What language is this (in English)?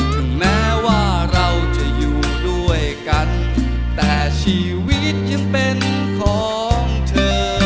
Thai